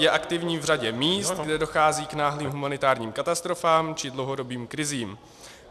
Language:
Czech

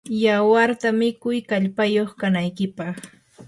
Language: Yanahuanca Pasco Quechua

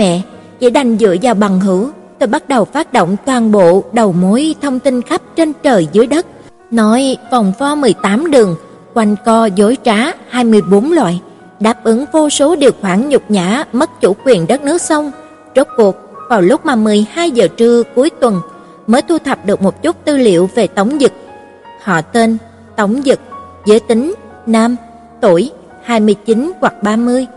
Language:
Vietnamese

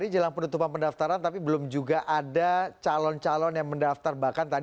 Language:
Indonesian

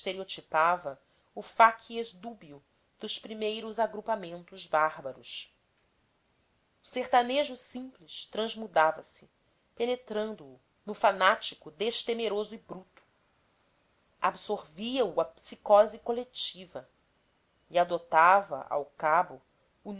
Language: Portuguese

